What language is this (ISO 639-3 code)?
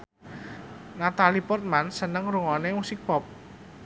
jav